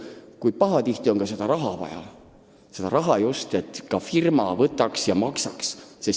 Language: Estonian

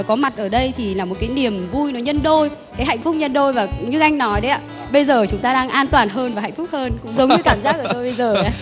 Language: Vietnamese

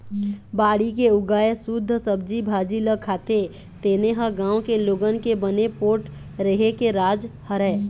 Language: Chhattisgarhi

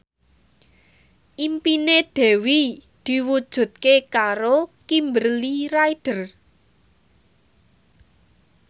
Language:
Javanese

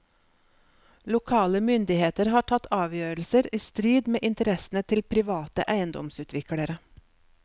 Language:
Norwegian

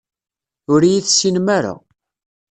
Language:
Kabyle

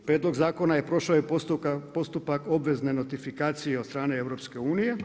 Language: Croatian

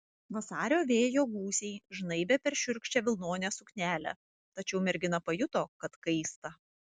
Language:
Lithuanian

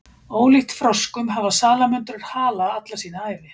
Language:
Icelandic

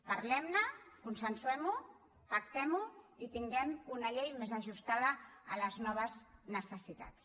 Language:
Catalan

